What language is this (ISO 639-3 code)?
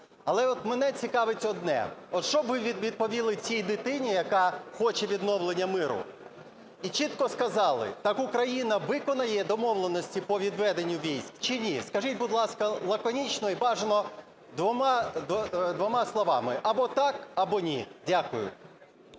ukr